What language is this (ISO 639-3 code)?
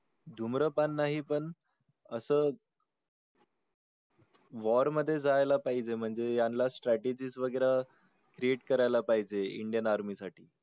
mar